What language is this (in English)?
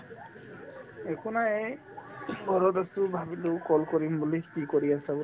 Assamese